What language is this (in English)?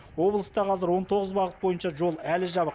Kazakh